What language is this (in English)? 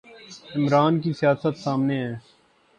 Urdu